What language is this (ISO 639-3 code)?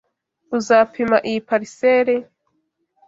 kin